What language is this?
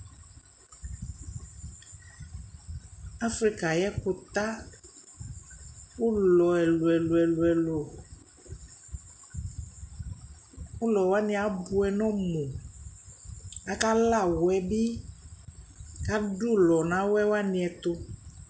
Ikposo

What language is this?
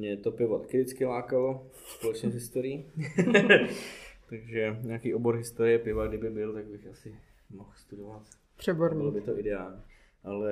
Czech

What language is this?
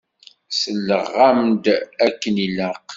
Kabyle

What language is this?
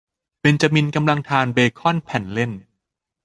Thai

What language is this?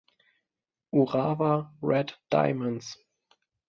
German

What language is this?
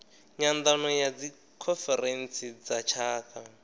Venda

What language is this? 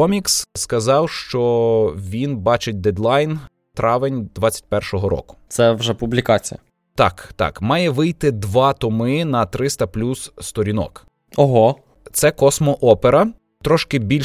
Ukrainian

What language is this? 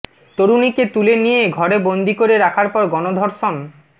Bangla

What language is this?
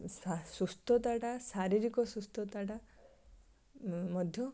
Odia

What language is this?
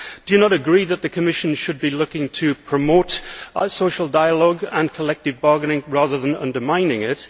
English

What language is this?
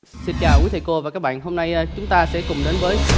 Vietnamese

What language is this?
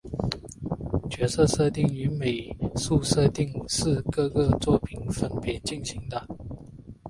Chinese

